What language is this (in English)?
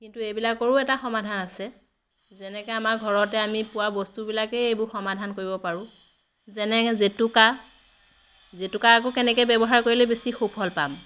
Assamese